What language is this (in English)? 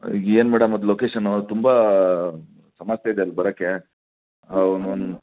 Kannada